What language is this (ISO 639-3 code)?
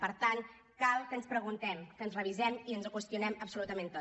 cat